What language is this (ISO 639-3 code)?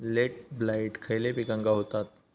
mar